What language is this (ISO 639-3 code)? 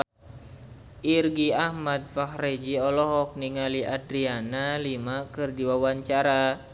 sun